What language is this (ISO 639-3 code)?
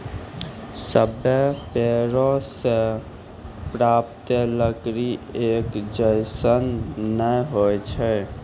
mai